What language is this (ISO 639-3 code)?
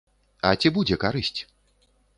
bel